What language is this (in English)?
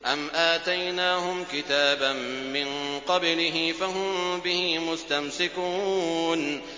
Arabic